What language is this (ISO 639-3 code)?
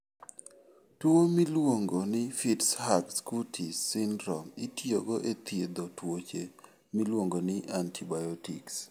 luo